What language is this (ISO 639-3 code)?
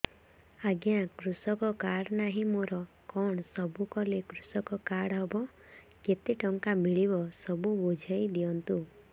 ori